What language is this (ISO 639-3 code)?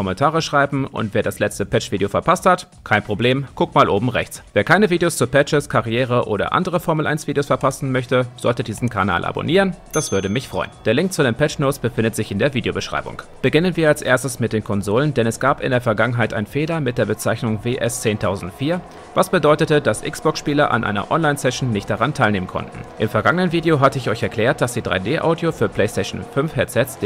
deu